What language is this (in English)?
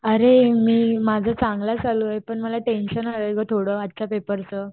Marathi